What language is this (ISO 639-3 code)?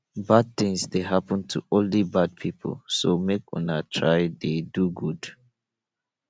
pcm